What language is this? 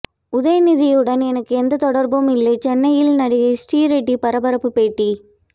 Tamil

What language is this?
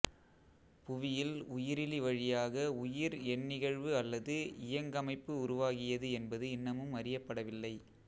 Tamil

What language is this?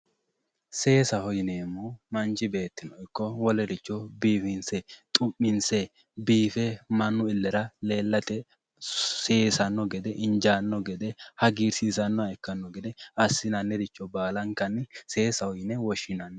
Sidamo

